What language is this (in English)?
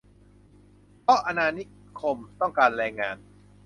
Thai